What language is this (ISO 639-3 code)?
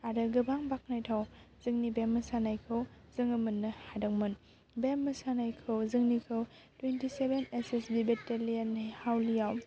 brx